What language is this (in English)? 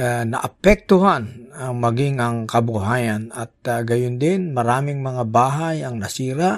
Filipino